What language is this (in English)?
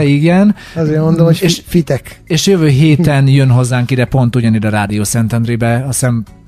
Hungarian